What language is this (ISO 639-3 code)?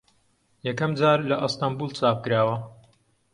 ckb